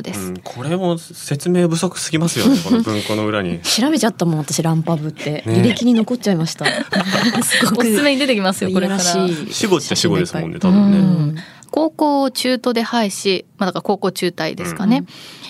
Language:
Japanese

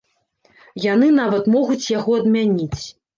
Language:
Belarusian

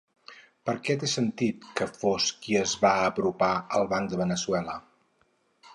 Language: Catalan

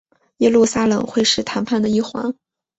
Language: Chinese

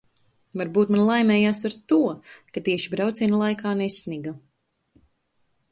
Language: Latvian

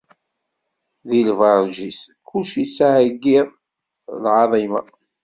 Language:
Kabyle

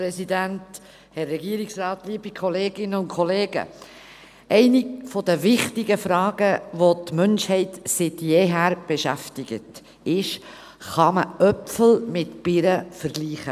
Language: Swiss German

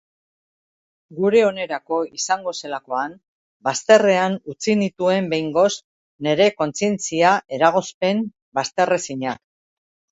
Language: Basque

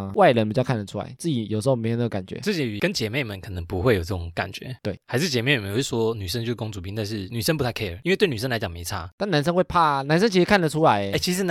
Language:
Chinese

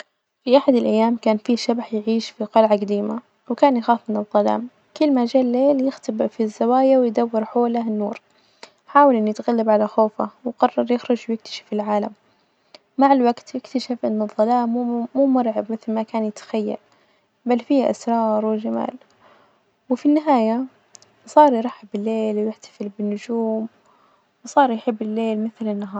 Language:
Najdi Arabic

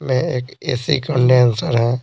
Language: Hindi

